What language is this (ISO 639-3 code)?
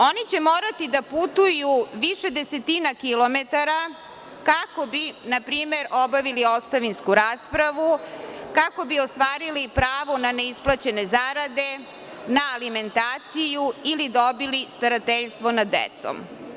srp